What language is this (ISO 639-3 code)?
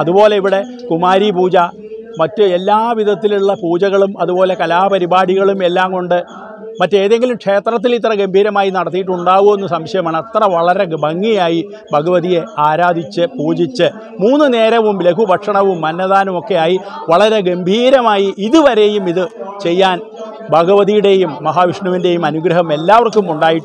ind